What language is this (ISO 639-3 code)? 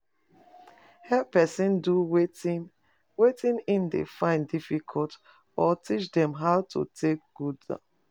pcm